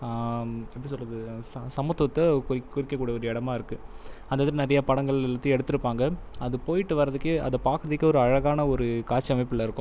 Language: Tamil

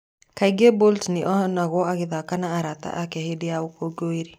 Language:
Kikuyu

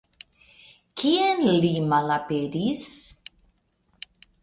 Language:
Esperanto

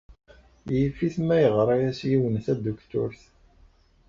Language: Kabyle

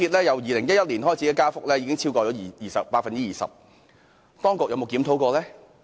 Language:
Cantonese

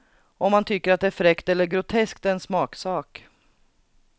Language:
Swedish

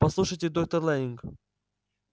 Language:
Russian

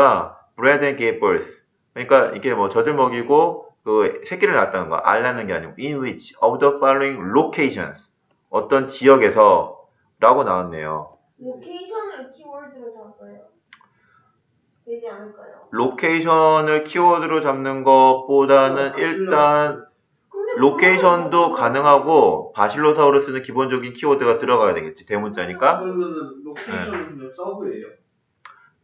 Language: Korean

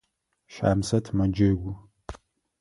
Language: Adyghe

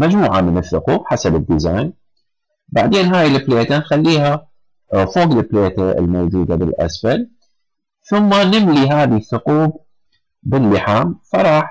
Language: Arabic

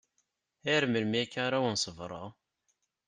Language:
Kabyle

